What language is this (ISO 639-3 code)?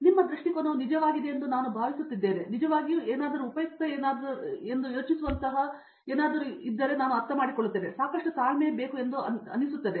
kan